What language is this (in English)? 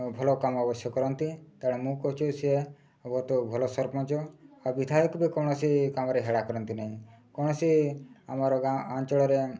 Odia